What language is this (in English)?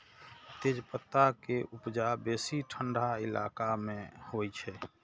Maithili